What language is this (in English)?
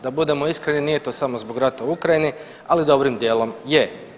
Croatian